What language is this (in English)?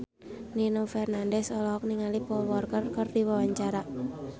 Sundanese